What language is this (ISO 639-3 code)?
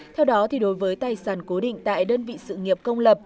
vie